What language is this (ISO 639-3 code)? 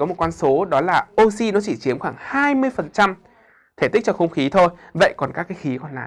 vie